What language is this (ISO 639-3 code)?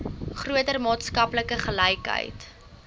afr